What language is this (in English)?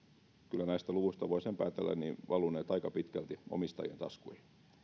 Finnish